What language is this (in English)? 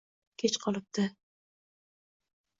Uzbek